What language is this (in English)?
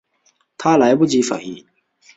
Chinese